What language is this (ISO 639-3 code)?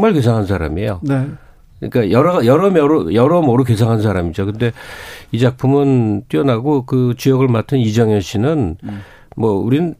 kor